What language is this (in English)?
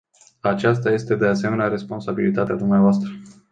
Romanian